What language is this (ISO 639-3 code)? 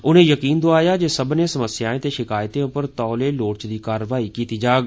doi